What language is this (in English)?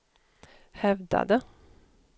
Swedish